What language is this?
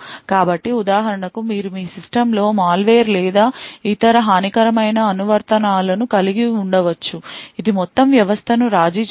Telugu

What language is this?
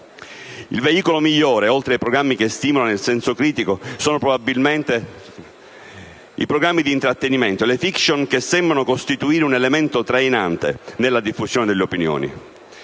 Italian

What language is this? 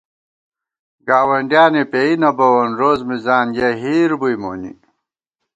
Gawar-Bati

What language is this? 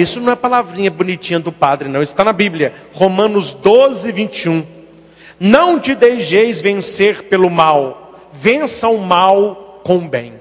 Portuguese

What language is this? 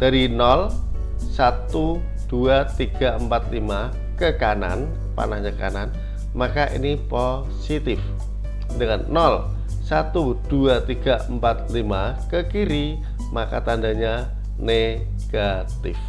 Indonesian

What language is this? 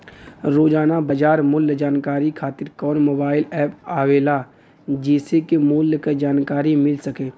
Bhojpuri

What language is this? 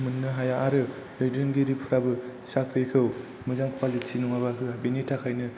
Bodo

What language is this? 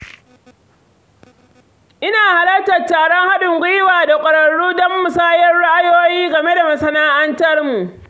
Hausa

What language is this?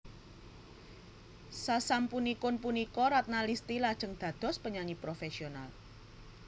Javanese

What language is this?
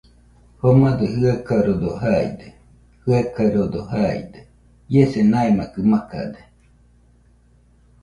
Nüpode Huitoto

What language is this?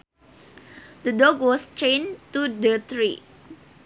Sundanese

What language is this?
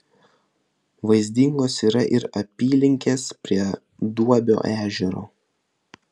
Lithuanian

